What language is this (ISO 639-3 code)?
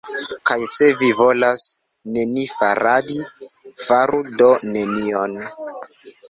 epo